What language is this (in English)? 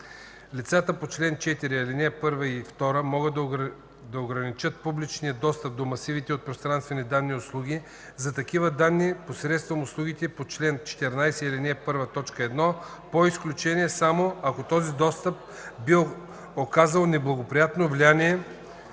Bulgarian